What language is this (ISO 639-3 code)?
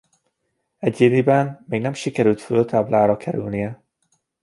hun